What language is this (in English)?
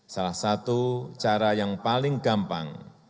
Indonesian